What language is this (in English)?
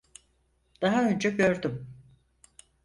Turkish